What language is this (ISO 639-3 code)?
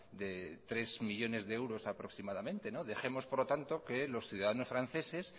spa